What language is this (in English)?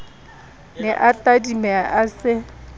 Southern Sotho